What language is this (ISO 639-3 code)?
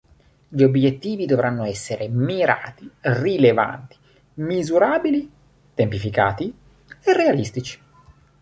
ita